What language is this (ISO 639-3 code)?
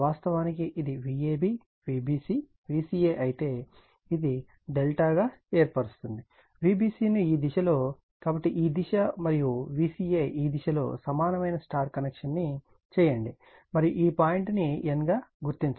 tel